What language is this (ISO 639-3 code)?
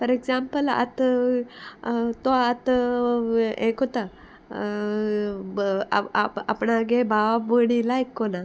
kok